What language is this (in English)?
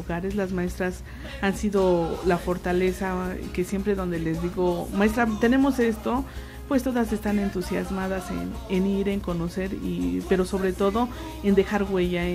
Spanish